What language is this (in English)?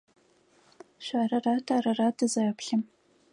Adyghe